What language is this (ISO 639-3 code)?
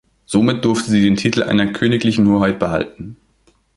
deu